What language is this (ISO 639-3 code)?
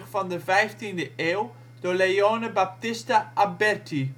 nld